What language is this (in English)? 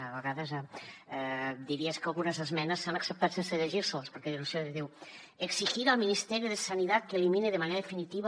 Catalan